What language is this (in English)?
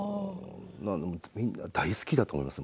Japanese